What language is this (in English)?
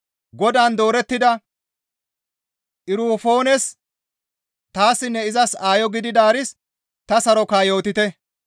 Gamo